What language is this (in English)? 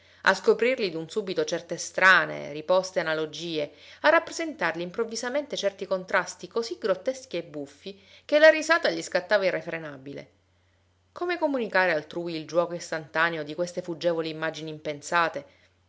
Italian